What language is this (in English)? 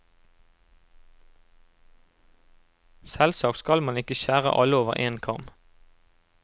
Norwegian